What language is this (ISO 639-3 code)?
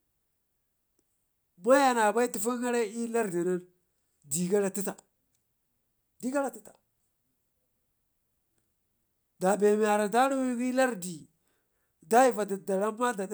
ngi